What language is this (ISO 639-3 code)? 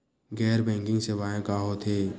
hne